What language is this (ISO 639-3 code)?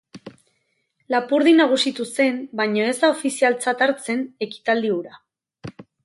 eus